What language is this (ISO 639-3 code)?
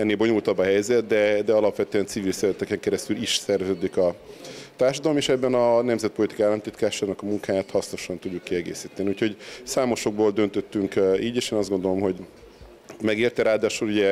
hun